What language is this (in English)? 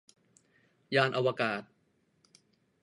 Thai